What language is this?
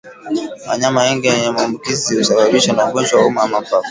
Swahili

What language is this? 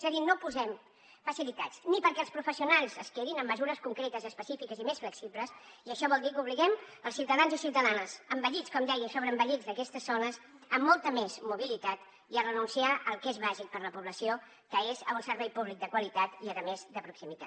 Catalan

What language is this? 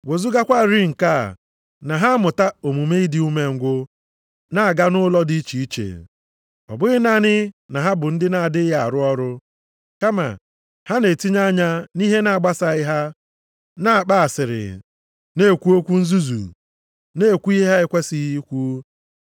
Igbo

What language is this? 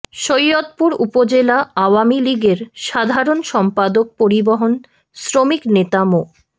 Bangla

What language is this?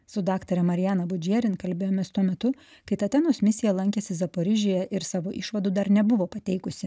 Lithuanian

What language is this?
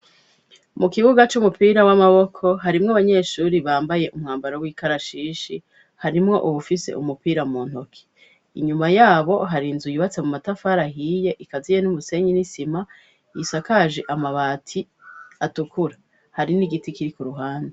Rundi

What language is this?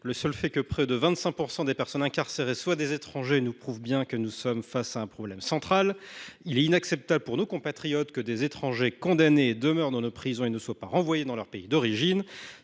French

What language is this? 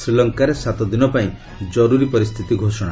Odia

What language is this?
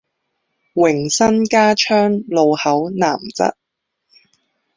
Chinese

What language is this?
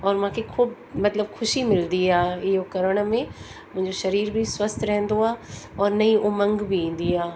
Sindhi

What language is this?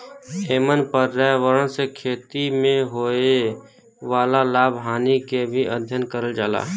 Bhojpuri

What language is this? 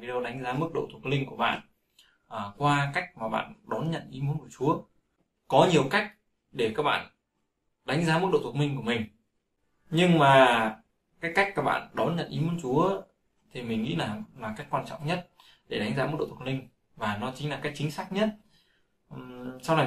Vietnamese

